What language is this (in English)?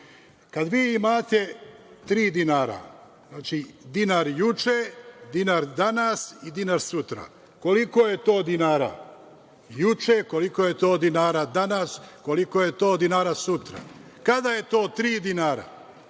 Serbian